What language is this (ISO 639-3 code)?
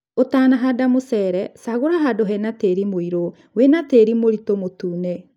kik